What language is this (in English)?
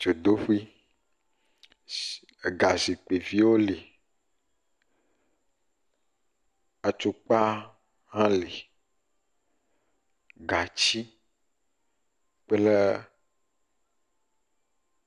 Ewe